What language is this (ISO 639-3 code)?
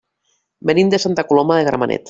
cat